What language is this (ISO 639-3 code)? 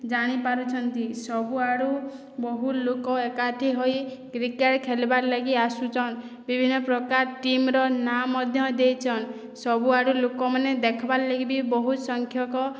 ori